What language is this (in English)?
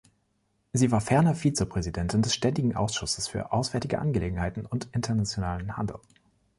German